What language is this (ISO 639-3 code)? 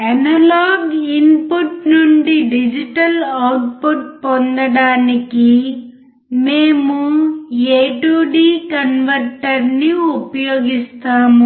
tel